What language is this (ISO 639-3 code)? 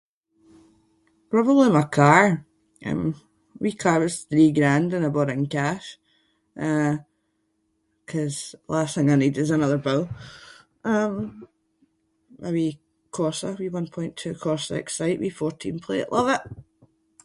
sco